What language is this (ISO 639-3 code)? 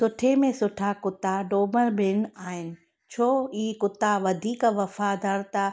snd